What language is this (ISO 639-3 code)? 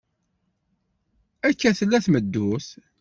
kab